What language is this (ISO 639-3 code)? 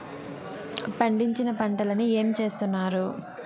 tel